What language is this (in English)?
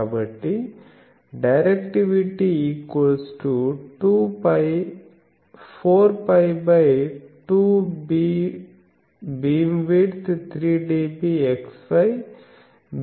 Telugu